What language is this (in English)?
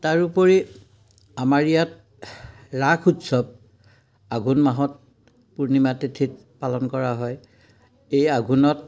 Assamese